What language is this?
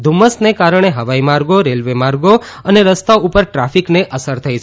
Gujarati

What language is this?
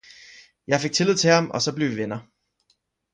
Danish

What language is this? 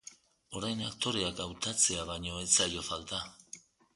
Basque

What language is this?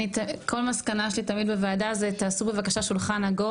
Hebrew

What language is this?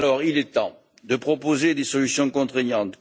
French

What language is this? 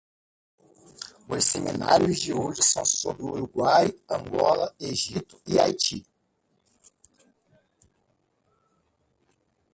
Portuguese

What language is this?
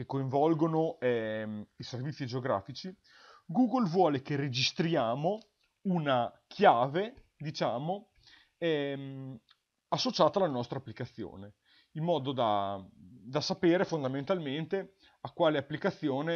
Italian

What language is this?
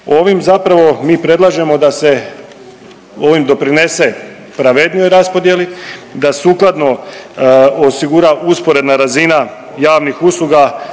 Croatian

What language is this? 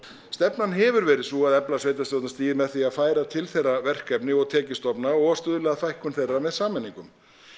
Icelandic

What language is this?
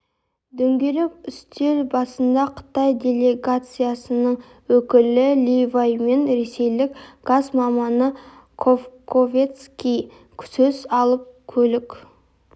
Kazakh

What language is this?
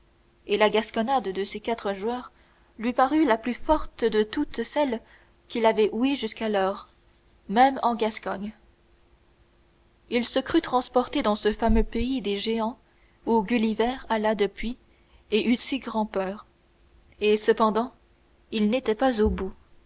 French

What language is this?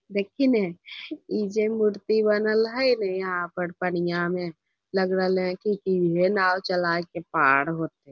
Magahi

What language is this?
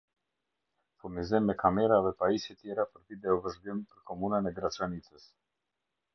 Albanian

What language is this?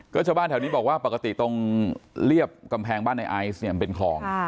Thai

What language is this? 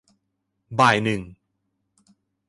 Thai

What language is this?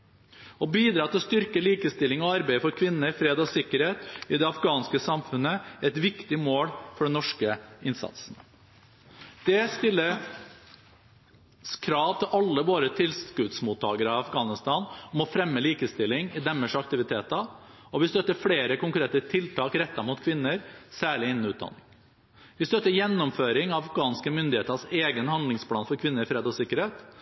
Norwegian Bokmål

